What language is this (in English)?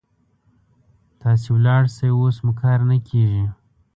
Pashto